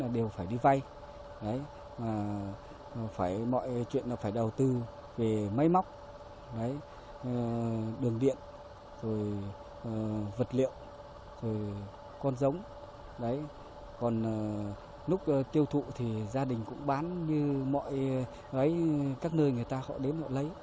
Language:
Vietnamese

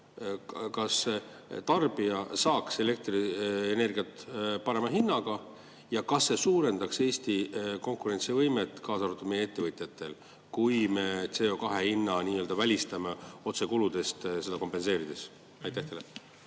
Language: Estonian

